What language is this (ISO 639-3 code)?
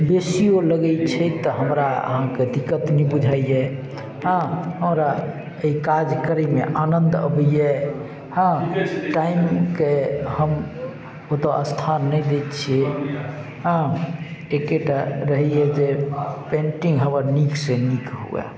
mai